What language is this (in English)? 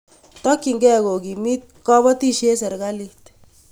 Kalenjin